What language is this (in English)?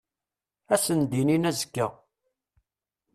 Kabyle